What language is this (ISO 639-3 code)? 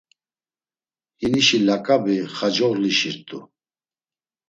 lzz